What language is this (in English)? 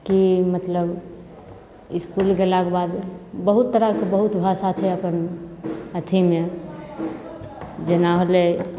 Maithili